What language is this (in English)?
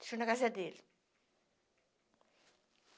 Portuguese